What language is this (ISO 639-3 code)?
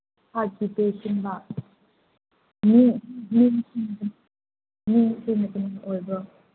mni